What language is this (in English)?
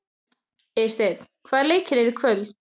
Icelandic